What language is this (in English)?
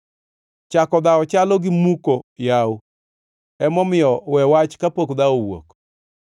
Luo (Kenya and Tanzania)